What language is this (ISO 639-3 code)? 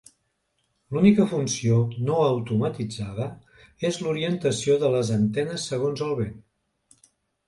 cat